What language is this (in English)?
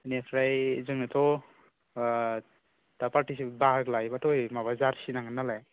Bodo